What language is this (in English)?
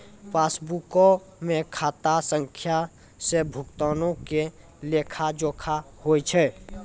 Maithili